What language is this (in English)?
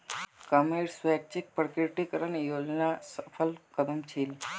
Magahi